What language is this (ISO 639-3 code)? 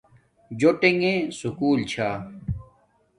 dmk